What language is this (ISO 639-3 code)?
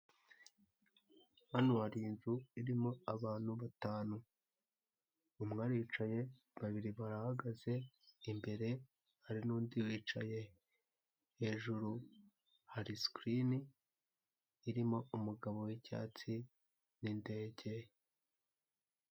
kin